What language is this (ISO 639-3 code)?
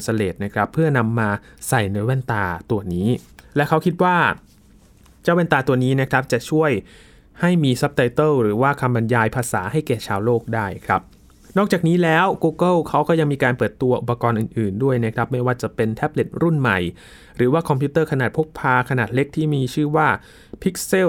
tha